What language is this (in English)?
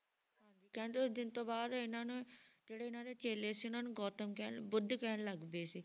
Punjabi